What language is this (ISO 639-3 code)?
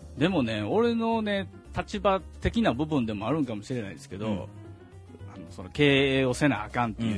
jpn